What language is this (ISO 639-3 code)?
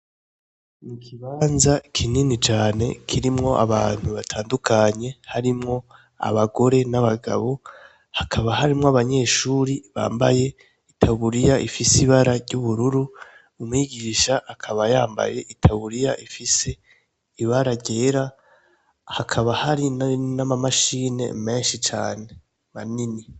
run